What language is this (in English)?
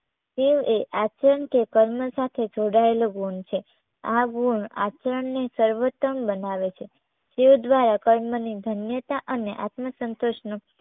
Gujarati